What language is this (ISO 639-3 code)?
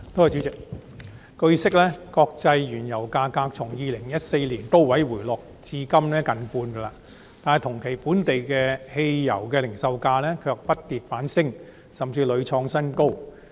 yue